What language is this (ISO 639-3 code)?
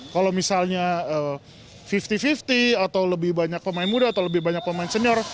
ind